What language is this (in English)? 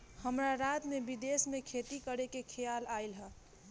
Bhojpuri